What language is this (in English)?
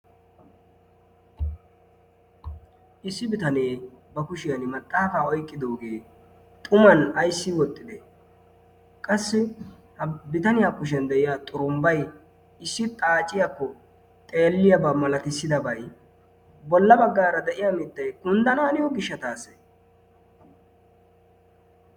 Wolaytta